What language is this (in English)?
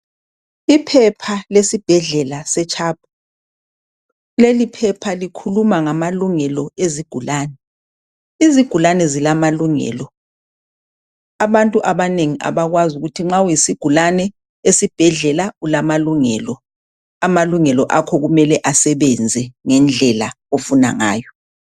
North Ndebele